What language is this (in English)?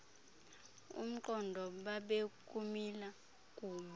Xhosa